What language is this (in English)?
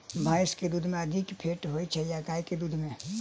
Maithili